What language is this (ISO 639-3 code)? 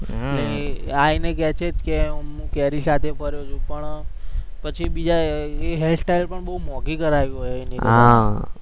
guj